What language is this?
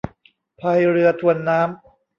Thai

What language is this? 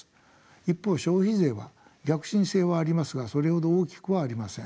Japanese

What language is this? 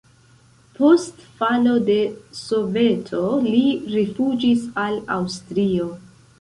Esperanto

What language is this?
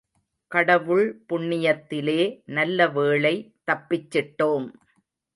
Tamil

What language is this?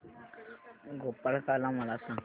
Marathi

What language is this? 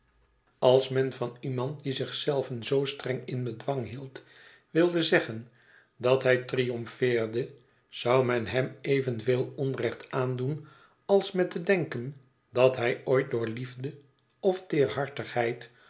Dutch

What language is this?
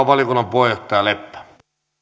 Finnish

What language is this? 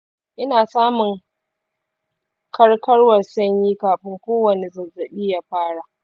Hausa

